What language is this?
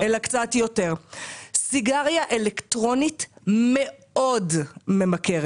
Hebrew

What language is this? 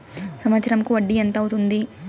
Telugu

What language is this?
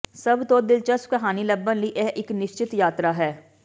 Punjabi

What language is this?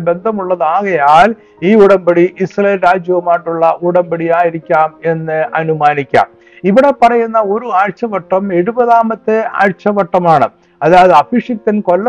Malayalam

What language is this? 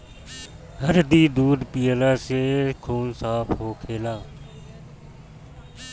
Bhojpuri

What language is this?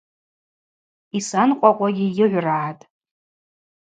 Abaza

